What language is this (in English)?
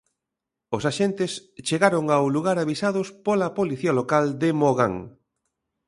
Galician